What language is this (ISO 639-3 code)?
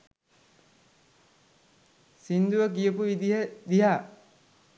sin